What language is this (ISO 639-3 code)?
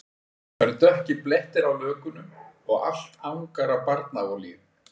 isl